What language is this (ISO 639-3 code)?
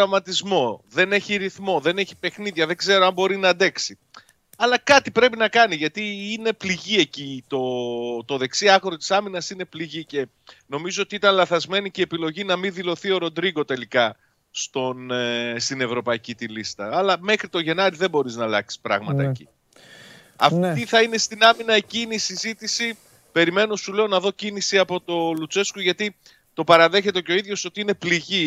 ell